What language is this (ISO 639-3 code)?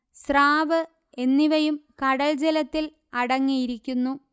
mal